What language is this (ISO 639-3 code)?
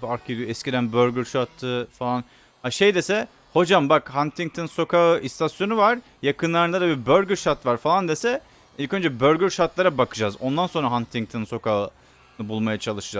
tur